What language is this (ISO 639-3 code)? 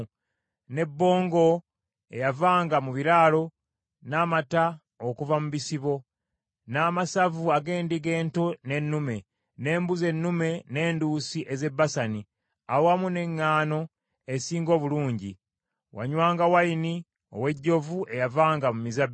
lug